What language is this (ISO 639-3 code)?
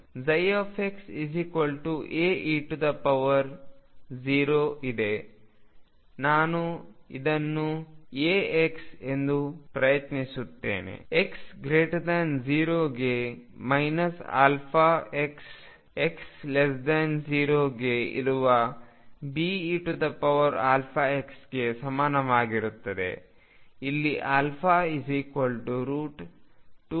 kan